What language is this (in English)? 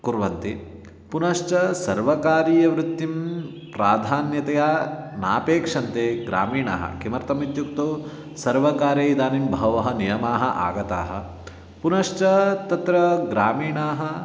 Sanskrit